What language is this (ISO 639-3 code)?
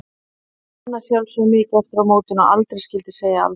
isl